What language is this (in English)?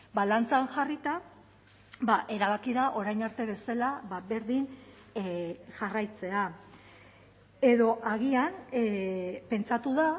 Basque